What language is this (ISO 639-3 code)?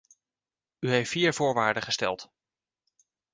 nld